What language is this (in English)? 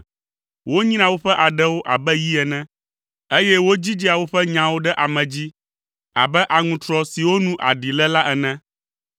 Ewe